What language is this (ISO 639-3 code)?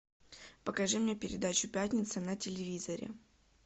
rus